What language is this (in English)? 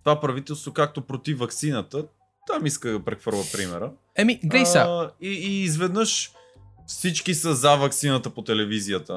Bulgarian